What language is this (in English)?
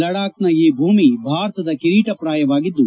Kannada